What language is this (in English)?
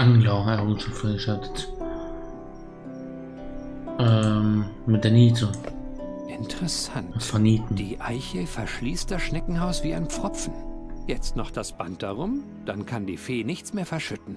German